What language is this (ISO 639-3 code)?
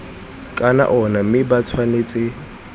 tsn